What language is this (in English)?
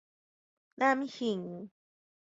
Min Nan Chinese